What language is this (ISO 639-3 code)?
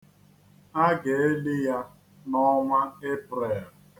ibo